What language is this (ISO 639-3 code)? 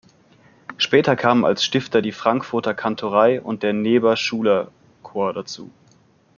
deu